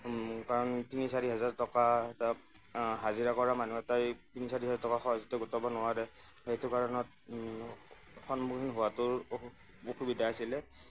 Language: Assamese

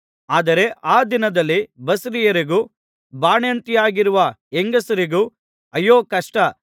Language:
Kannada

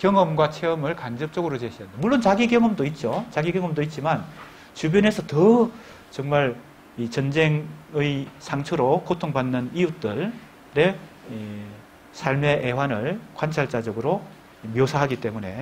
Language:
Korean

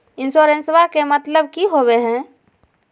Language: Magahi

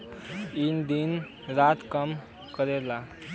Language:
Bhojpuri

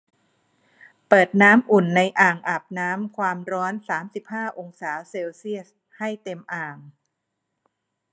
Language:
Thai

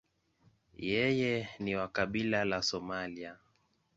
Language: Swahili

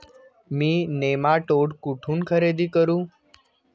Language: Marathi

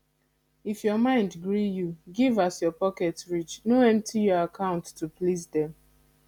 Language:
Nigerian Pidgin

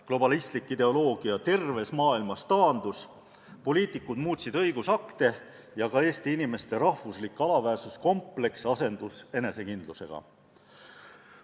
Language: Estonian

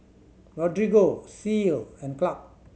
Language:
English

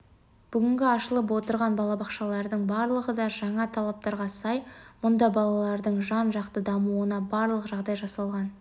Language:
Kazakh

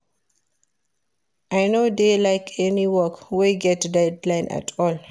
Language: Nigerian Pidgin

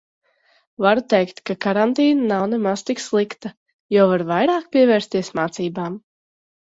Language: Latvian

